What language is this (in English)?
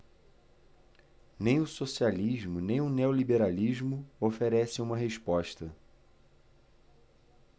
Portuguese